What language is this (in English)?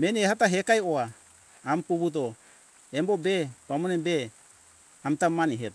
Hunjara-Kaina Ke